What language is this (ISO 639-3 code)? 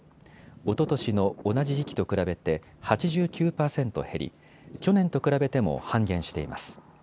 jpn